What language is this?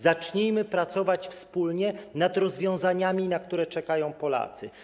Polish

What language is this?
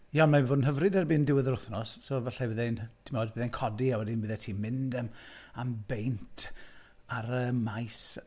Welsh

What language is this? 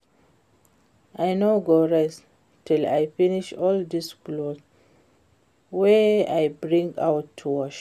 Nigerian Pidgin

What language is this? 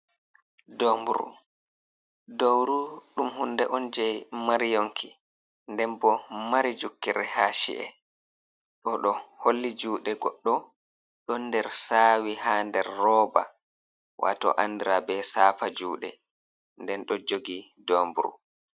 Fula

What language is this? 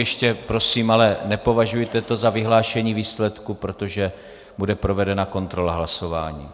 Czech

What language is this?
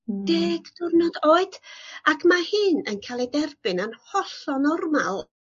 Welsh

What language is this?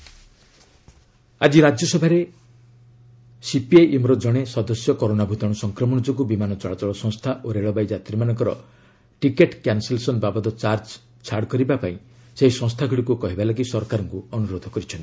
Odia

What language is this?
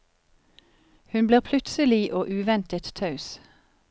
Norwegian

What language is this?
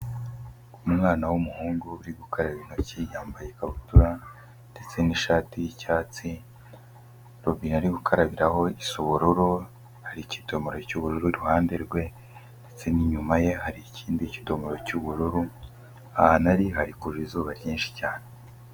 Kinyarwanda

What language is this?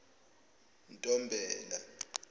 Zulu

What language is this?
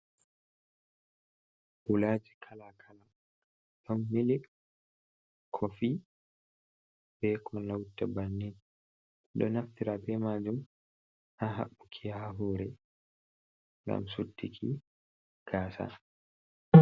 Fula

